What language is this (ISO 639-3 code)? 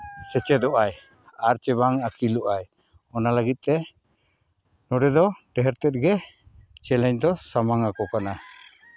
sat